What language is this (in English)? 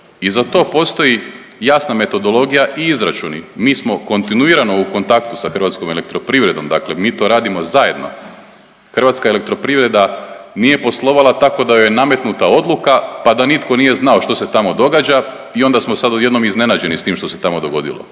Croatian